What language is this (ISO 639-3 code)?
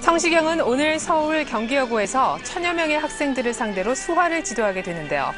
kor